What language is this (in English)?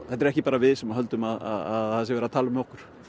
Icelandic